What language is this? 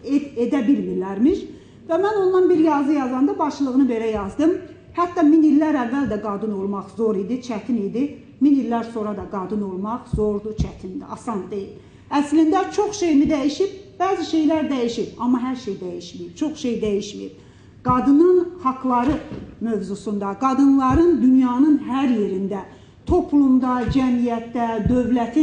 Turkish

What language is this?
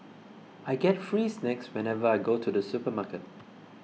English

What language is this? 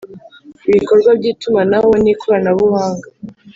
Kinyarwanda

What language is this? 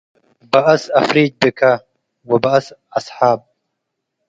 Tigre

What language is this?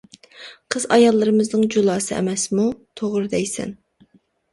Uyghur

